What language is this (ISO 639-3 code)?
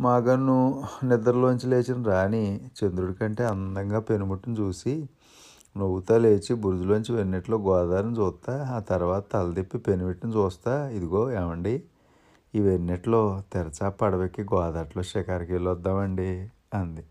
tel